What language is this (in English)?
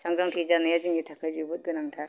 Bodo